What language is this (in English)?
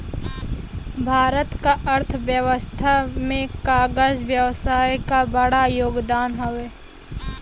Bhojpuri